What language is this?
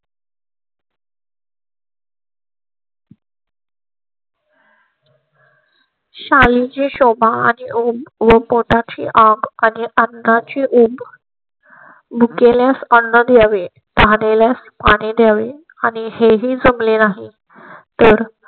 Marathi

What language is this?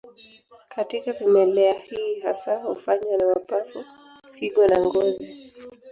Swahili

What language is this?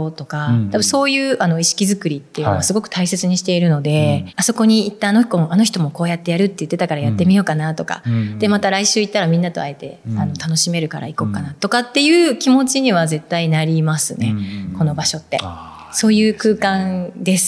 Japanese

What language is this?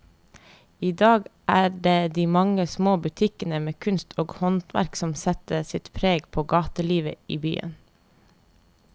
Norwegian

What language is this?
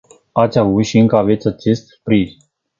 Romanian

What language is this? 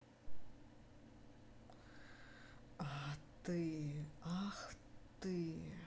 Russian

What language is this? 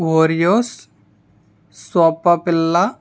Telugu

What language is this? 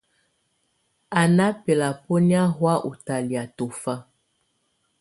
Tunen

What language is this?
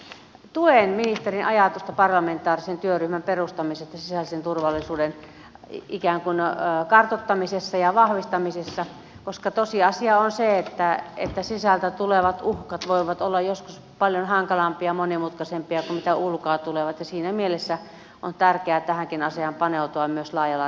Finnish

